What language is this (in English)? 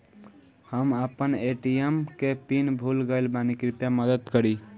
Bhojpuri